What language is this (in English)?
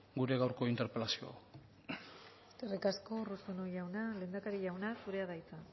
Basque